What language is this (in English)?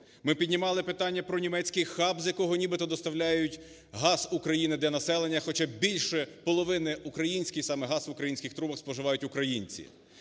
Ukrainian